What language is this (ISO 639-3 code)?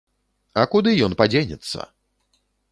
bel